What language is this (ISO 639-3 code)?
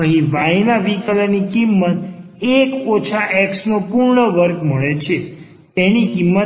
guj